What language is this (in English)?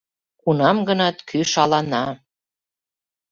Mari